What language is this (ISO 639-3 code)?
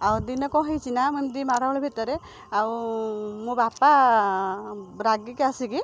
ori